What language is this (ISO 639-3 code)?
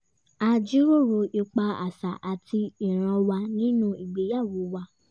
yor